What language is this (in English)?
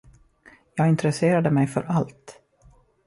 Swedish